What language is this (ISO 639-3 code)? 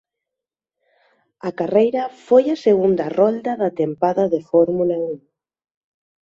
glg